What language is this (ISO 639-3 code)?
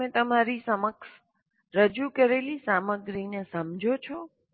guj